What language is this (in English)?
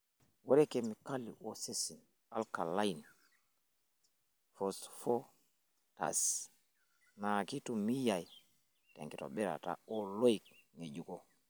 Masai